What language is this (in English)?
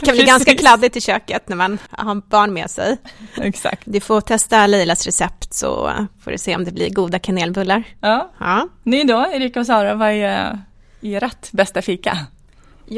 Swedish